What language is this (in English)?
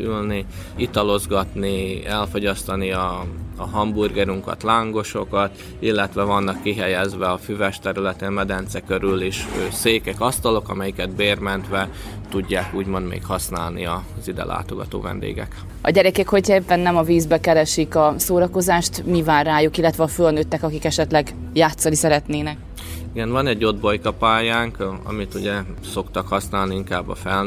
Hungarian